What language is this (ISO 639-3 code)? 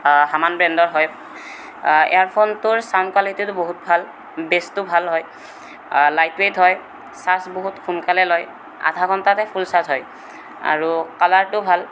asm